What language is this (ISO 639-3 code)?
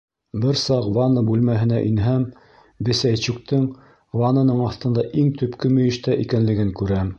bak